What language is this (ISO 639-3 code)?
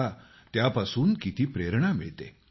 mar